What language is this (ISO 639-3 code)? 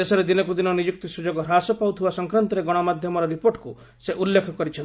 ori